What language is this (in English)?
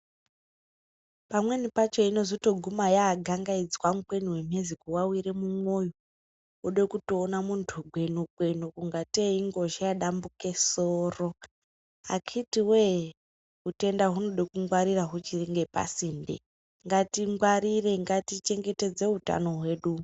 Ndau